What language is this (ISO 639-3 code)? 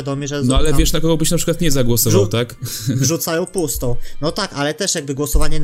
pol